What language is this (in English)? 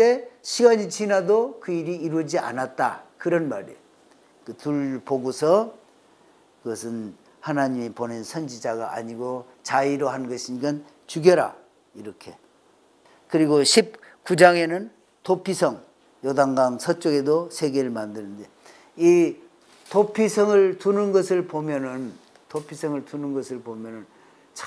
Korean